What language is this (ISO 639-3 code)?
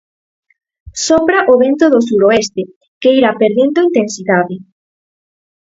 glg